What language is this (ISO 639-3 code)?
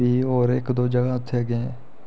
doi